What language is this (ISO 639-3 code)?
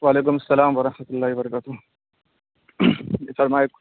urd